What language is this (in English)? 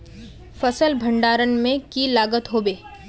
Magahi